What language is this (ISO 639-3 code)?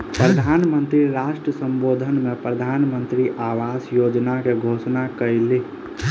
mai